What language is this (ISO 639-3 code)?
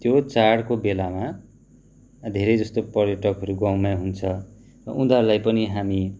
nep